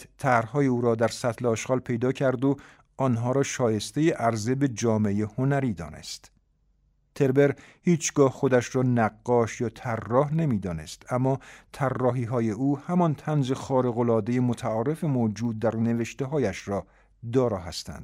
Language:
Persian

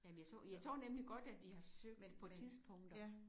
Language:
Danish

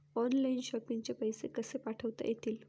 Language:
Marathi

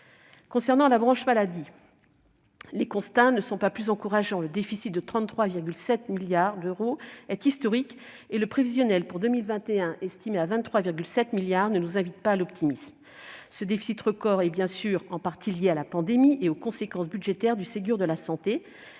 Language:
French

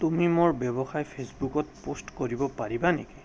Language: Assamese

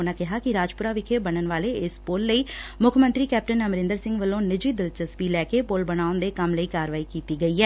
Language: Punjabi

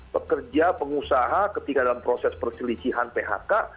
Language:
Indonesian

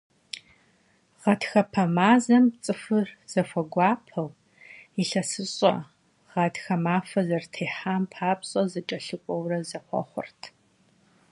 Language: Kabardian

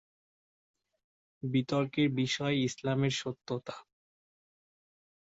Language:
Bangla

